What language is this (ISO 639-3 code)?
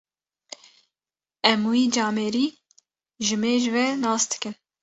kur